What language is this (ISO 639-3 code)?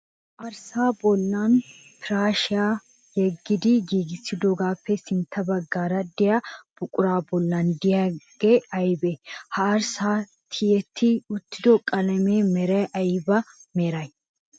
wal